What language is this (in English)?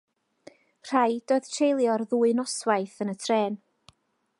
Welsh